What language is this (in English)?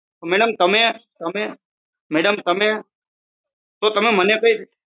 Gujarati